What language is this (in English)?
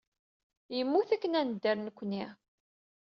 Kabyle